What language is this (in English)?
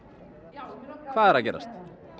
Icelandic